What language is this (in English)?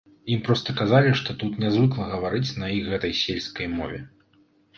Belarusian